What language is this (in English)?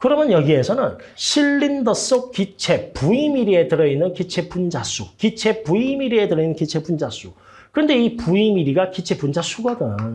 Korean